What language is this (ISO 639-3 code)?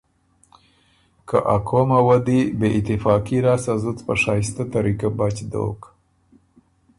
oru